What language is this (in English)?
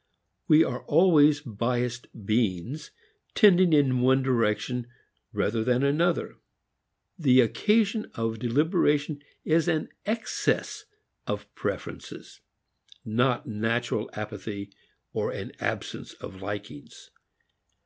English